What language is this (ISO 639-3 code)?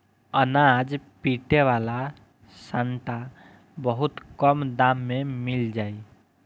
bho